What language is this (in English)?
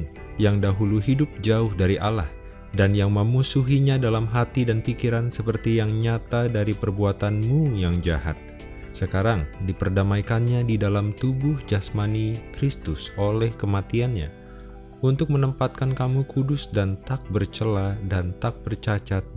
Indonesian